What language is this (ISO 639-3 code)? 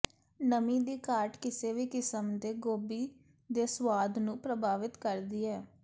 pan